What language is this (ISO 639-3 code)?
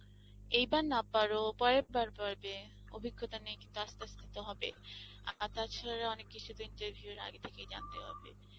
ben